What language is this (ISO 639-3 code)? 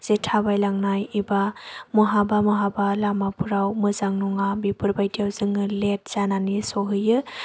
brx